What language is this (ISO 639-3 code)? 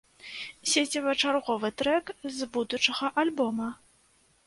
bel